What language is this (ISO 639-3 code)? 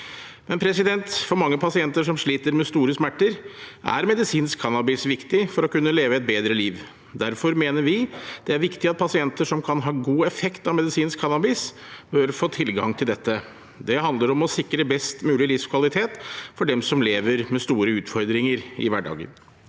nor